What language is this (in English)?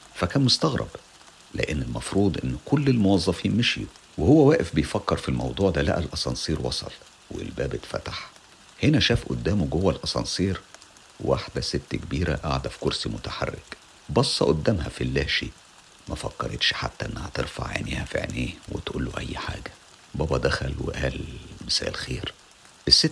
Arabic